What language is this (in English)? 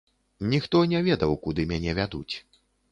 Belarusian